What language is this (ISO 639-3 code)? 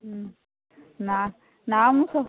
ori